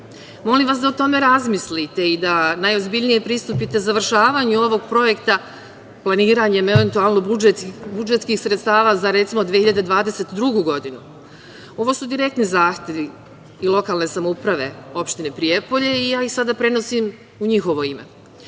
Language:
Serbian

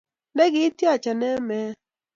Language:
Kalenjin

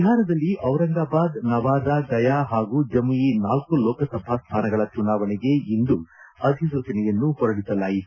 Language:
Kannada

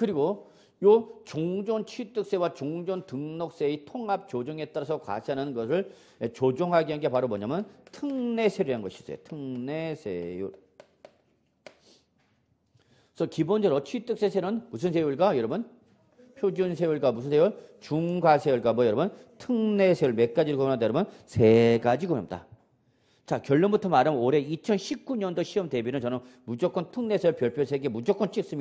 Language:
Korean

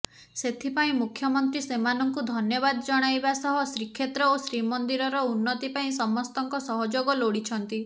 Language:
Odia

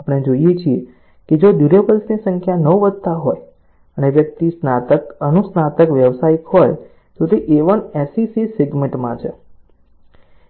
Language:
Gujarati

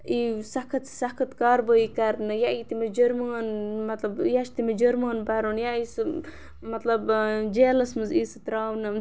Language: Kashmiri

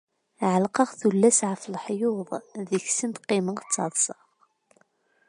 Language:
Kabyle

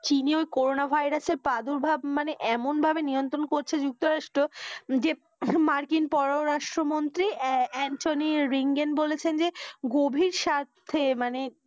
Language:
Bangla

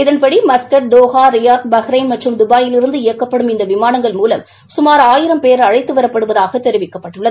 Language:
Tamil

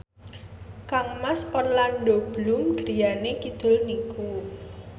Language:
Javanese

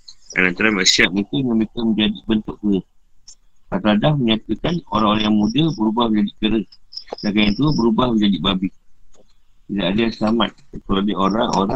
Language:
Malay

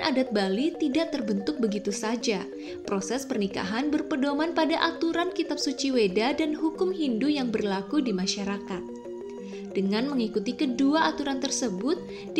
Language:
Indonesian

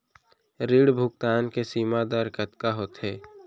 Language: Chhattisgarhi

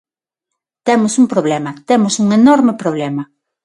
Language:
Galician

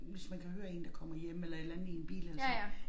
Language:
Danish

